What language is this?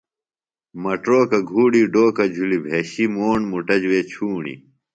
Phalura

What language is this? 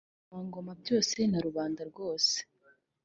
Kinyarwanda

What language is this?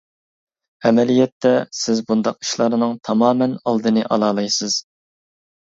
Uyghur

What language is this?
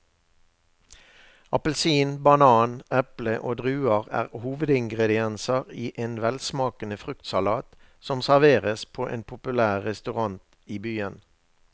Norwegian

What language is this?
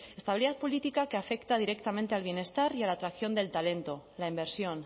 Spanish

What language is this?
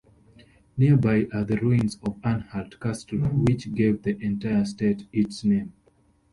English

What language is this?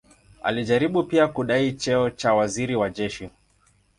Swahili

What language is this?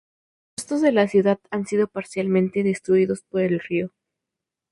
Spanish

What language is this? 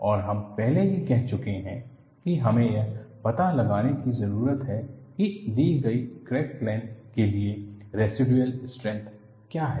Hindi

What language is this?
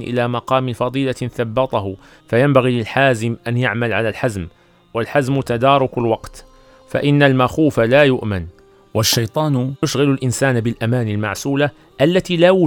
Arabic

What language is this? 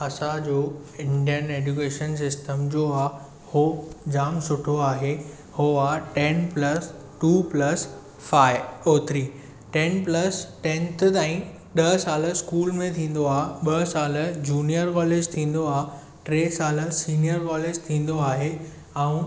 Sindhi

